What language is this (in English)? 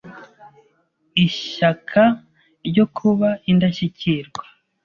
Kinyarwanda